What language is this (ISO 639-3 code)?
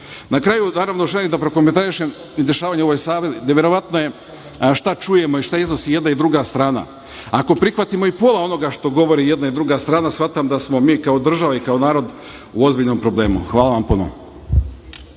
srp